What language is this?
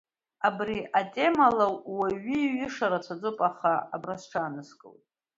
Abkhazian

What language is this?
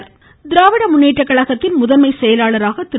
Tamil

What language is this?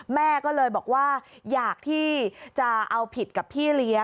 Thai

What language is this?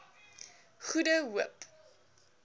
Afrikaans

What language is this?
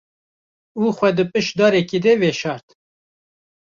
Kurdish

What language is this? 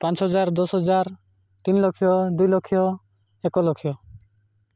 Odia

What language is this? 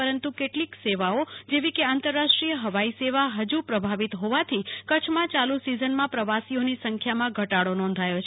Gujarati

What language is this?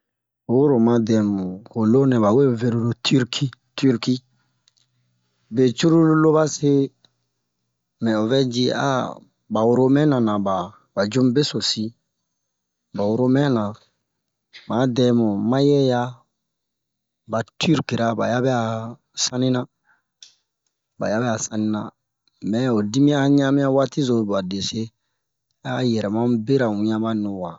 Bomu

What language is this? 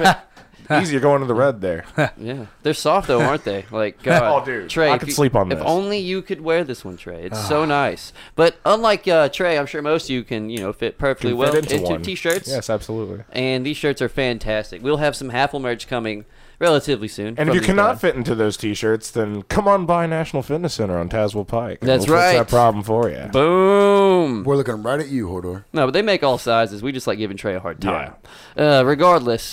English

